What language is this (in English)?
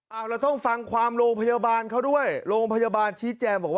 Thai